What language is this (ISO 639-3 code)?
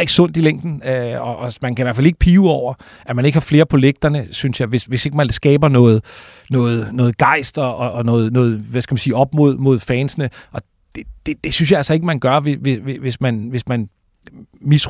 dan